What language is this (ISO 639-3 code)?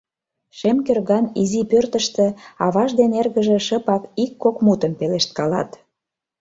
chm